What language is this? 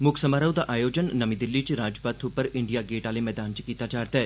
Dogri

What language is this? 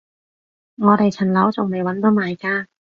Cantonese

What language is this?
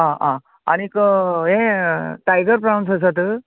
Konkani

